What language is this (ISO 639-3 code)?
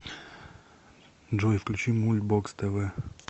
rus